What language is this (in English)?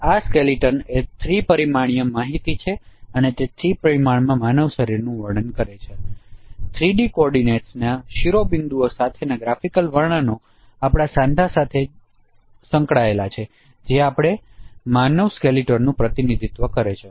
Gujarati